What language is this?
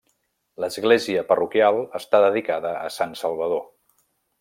Catalan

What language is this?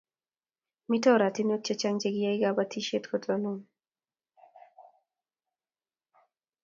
Kalenjin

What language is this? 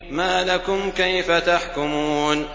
Arabic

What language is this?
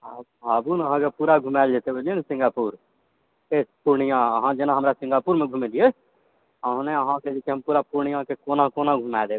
Maithili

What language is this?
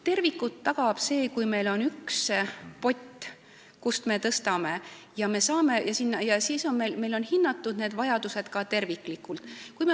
Estonian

